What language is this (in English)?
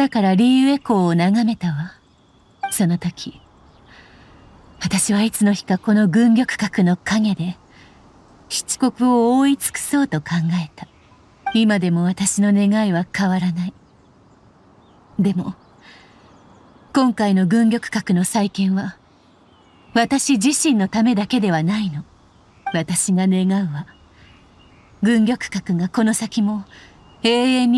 Japanese